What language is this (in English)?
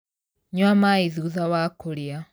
Kikuyu